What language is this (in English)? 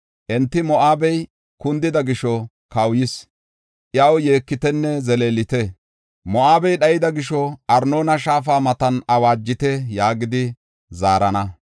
Gofa